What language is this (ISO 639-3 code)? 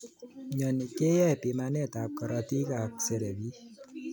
kln